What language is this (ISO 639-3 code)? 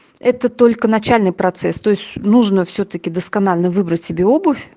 rus